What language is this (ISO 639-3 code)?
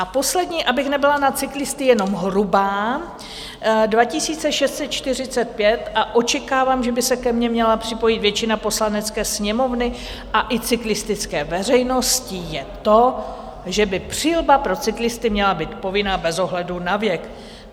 ces